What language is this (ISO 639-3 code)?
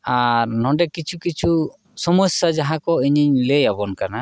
sat